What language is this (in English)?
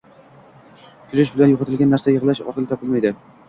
Uzbek